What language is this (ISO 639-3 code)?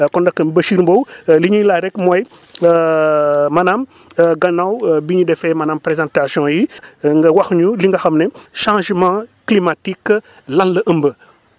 wol